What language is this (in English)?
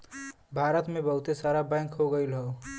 Bhojpuri